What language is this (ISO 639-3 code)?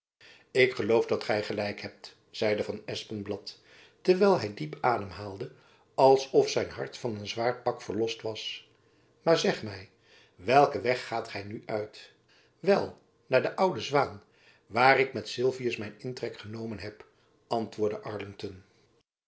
nld